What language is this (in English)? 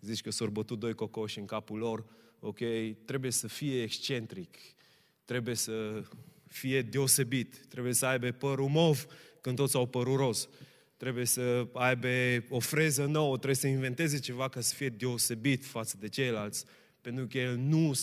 Romanian